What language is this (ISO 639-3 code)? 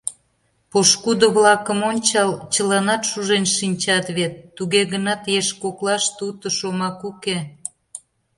chm